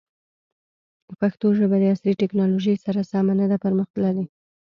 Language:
Pashto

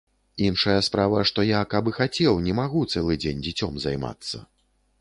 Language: Belarusian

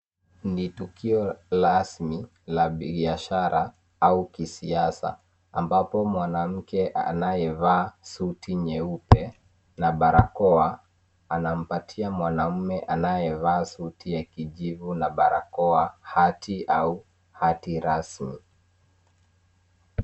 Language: Swahili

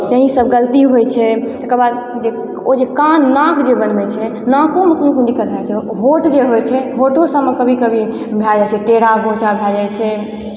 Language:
Maithili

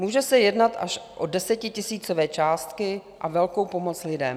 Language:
Czech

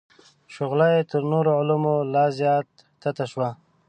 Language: Pashto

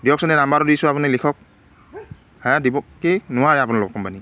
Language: Assamese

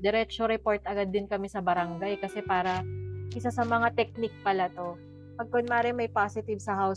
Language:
Filipino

